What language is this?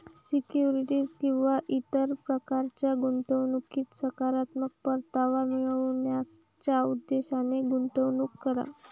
Marathi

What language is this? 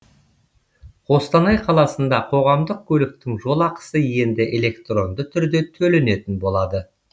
Kazakh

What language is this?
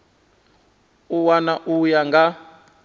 Venda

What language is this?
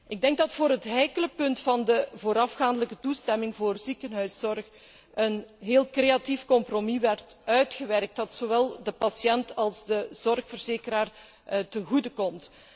Dutch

